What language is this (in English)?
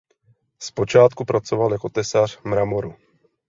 Czech